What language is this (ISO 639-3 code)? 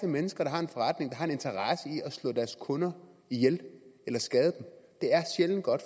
dan